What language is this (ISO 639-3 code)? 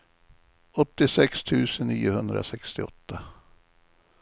swe